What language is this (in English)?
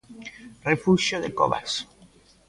Galician